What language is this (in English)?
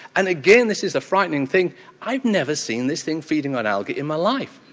English